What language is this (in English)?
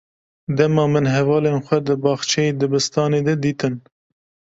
Kurdish